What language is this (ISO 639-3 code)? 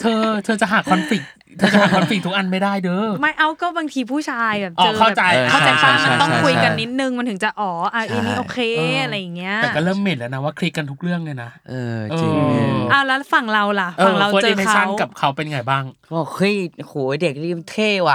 tha